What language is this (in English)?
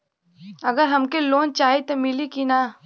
Bhojpuri